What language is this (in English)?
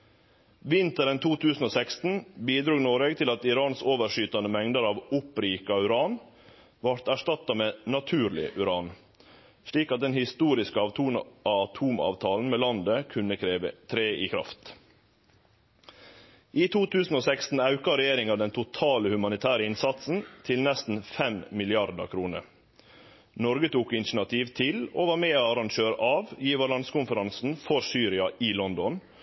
Norwegian Nynorsk